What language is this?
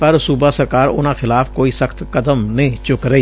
Punjabi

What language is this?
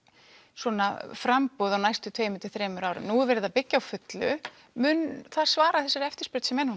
Icelandic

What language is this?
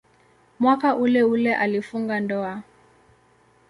Swahili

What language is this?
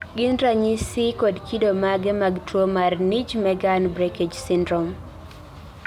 Luo (Kenya and Tanzania)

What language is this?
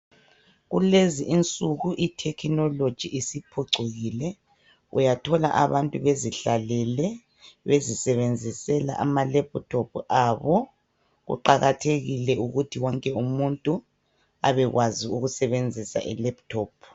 North Ndebele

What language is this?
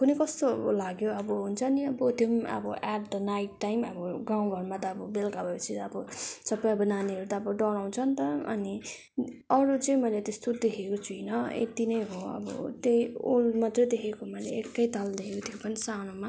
Nepali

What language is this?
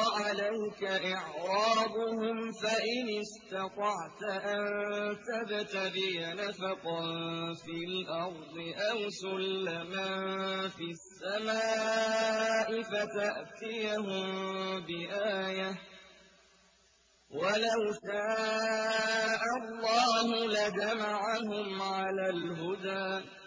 Arabic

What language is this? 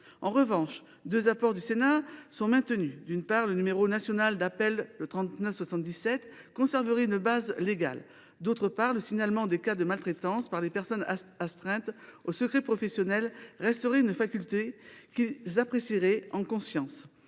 French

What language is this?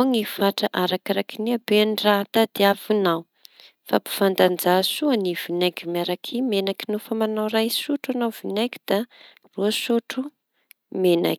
Tanosy Malagasy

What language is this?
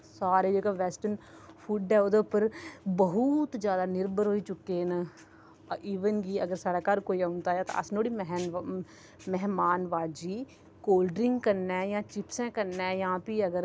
Dogri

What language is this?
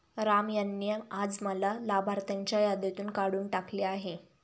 Marathi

